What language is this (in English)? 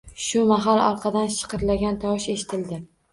Uzbek